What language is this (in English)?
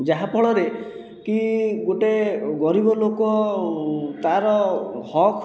Odia